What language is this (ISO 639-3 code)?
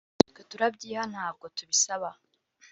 kin